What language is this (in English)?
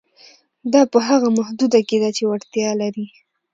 Pashto